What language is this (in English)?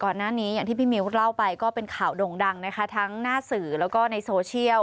Thai